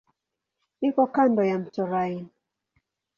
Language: Swahili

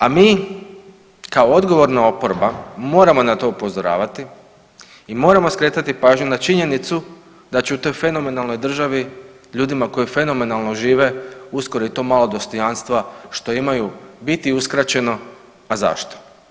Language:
Croatian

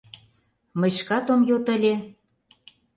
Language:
Mari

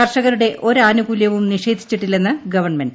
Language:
Malayalam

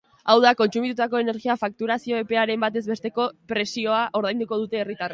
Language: Basque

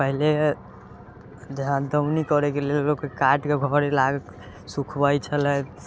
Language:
Maithili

